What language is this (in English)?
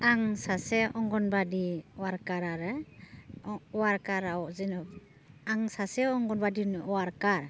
Bodo